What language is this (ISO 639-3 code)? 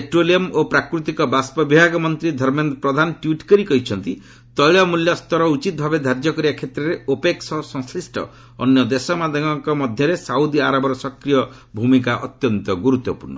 ori